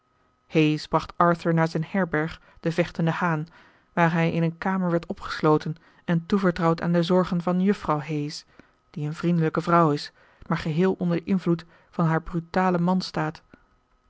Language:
Dutch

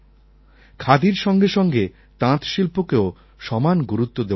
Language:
Bangla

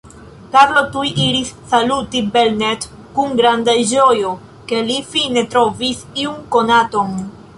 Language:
Esperanto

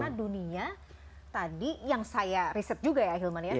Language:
Indonesian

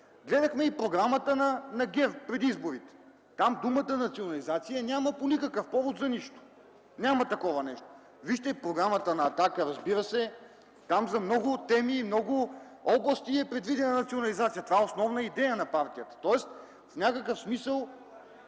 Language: Bulgarian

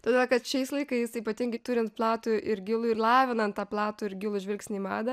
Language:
Lithuanian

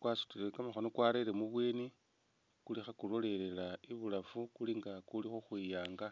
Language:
Masaaba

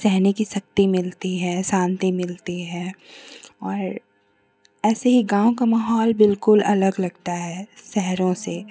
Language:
Hindi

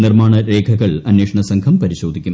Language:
Malayalam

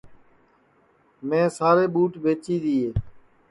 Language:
Sansi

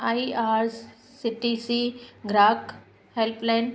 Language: Sindhi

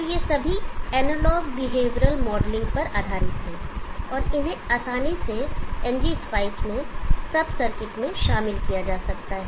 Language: Hindi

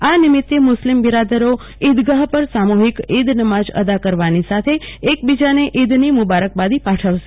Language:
Gujarati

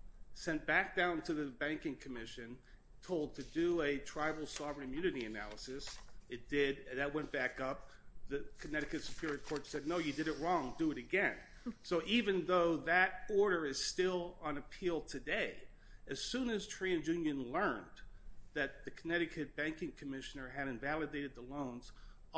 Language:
English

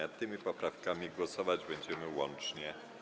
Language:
Polish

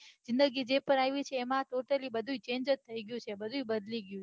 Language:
Gujarati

